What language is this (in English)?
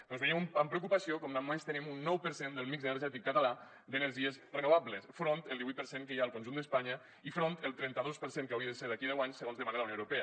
Catalan